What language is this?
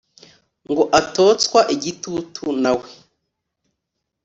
Kinyarwanda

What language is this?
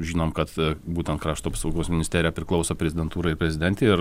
Lithuanian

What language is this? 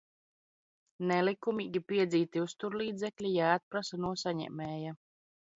Latvian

